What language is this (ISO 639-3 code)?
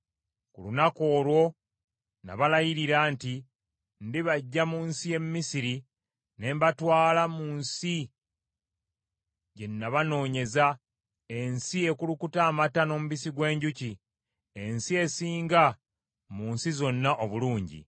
lug